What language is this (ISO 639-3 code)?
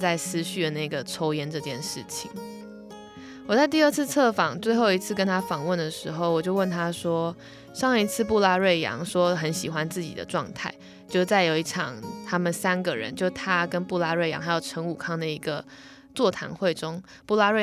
zho